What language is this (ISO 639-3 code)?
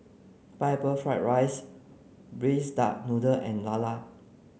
eng